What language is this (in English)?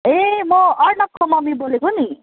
Nepali